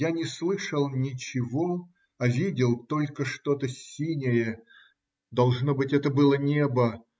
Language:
Russian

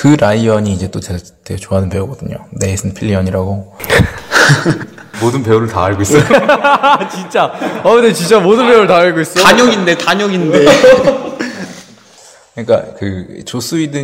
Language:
Korean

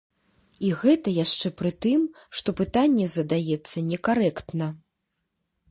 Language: Belarusian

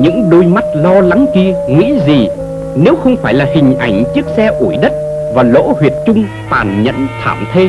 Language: Vietnamese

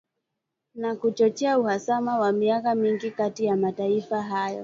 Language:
Swahili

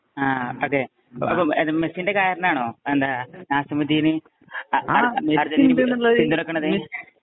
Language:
Malayalam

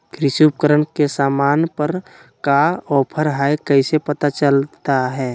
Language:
Magahi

